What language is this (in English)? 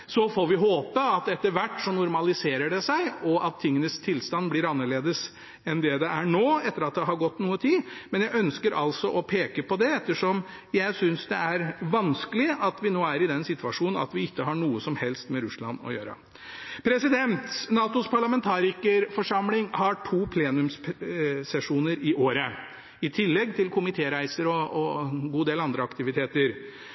Norwegian Bokmål